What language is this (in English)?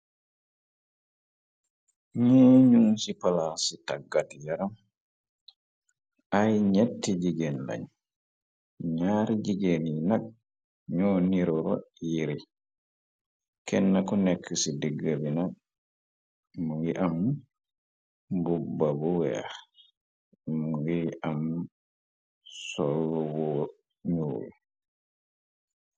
Wolof